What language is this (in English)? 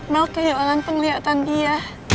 Indonesian